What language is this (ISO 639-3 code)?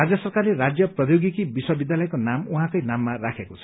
nep